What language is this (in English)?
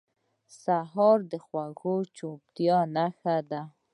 Pashto